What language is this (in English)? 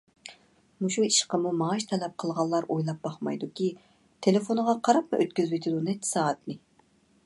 Uyghur